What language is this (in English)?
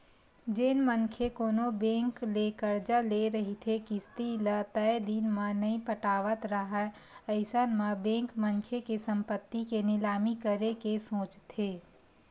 Chhattisgarhi